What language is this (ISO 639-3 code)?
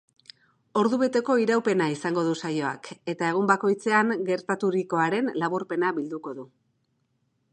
eus